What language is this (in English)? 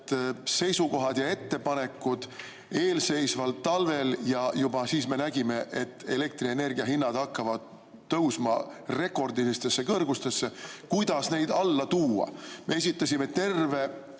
Estonian